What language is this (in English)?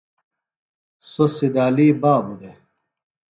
Phalura